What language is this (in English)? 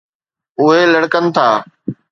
Sindhi